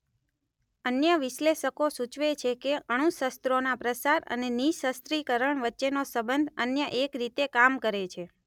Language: Gujarati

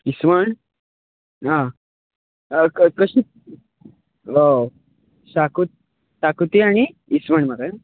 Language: Konkani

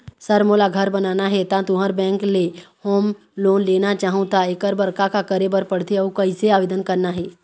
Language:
Chhattisgarhi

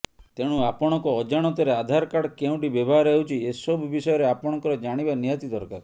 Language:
Odia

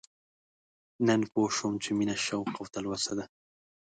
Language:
Pashto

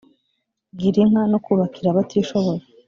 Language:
Kinyarwanda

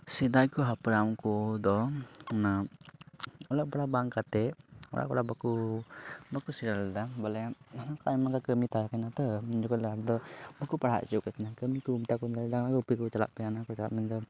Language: Santali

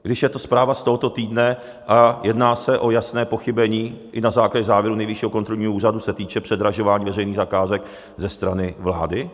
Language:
Czech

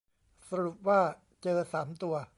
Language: Thai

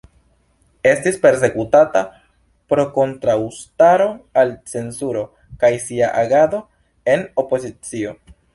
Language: Esperanto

